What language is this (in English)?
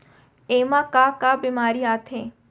Chhattisgarhi